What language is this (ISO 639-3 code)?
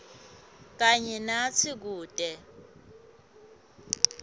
ssw